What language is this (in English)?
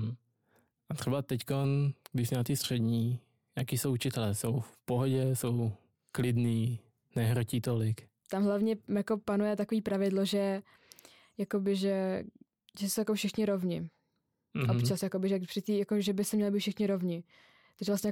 Czech